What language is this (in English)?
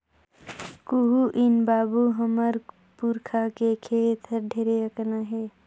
Chhattisgarhi